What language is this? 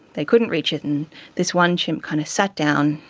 English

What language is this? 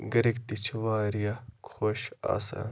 Kashmiri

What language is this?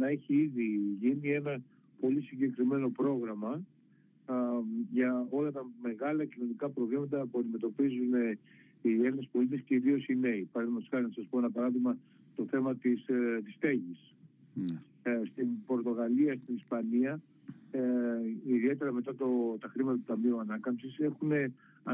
Greek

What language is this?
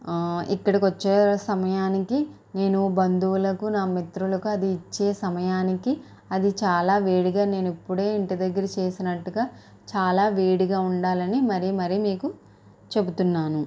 Telugu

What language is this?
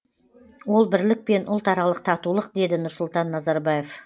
Kazakh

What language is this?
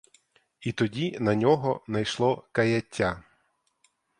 Ukrainian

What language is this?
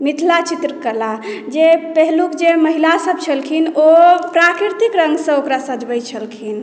Maithili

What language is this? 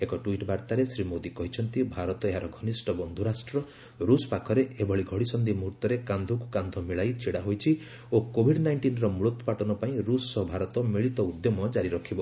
Odia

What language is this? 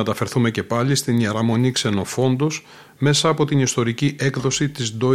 Greek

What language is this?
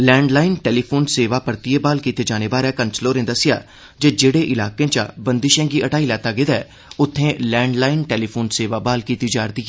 Dogri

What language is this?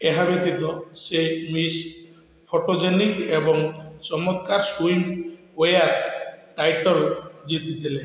Odia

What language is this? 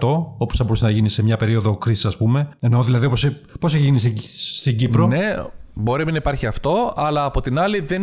Greek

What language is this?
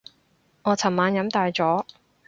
Cantonese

